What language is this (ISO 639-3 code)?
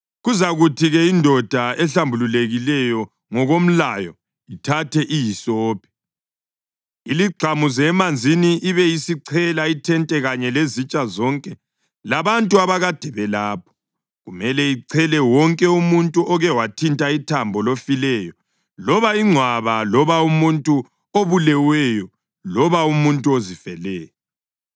nde